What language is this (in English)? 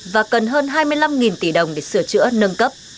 Vietnamese